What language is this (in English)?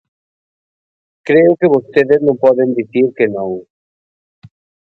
Galician